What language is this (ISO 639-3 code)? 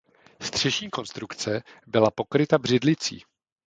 ces